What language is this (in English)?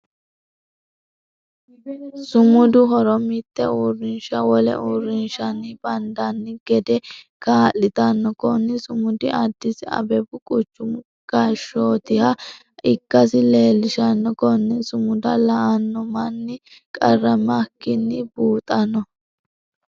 Sidamo